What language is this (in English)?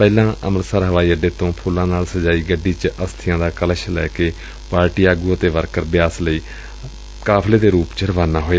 Punjabi